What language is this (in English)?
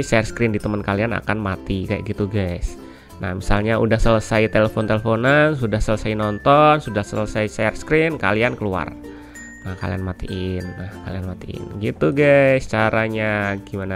Indonesian